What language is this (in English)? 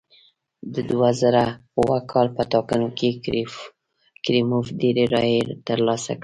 Pashto